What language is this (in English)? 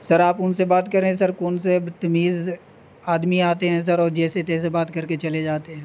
Urdu